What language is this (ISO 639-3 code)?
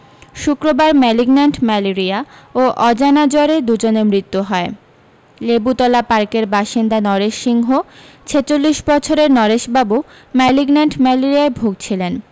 ben